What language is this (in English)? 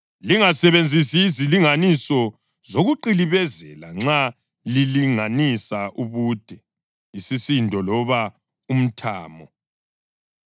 North Ndebele